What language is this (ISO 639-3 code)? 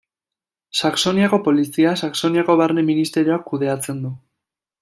eus